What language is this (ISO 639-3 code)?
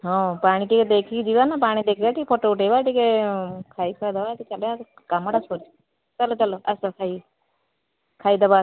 ori